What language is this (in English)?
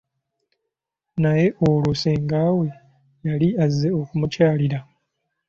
Ganda